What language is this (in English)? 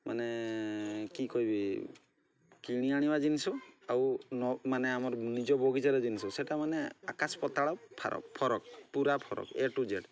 Odia